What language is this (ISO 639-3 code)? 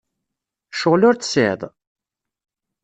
kab